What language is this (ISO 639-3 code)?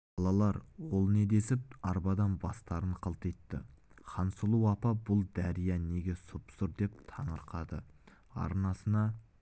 kaz